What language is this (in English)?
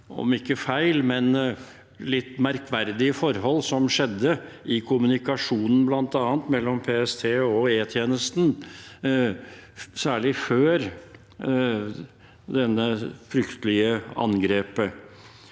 Norwegian